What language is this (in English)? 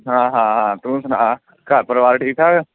Punjabi